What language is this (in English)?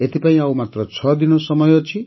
Odia